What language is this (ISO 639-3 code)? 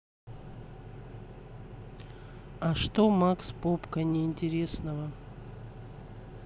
rus